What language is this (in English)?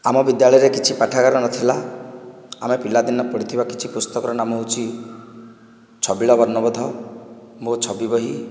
Odia